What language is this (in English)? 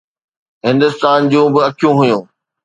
Sindhi